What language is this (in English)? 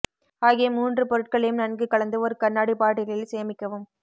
Tamil